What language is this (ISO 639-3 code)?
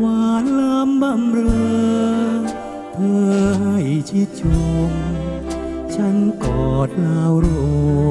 tha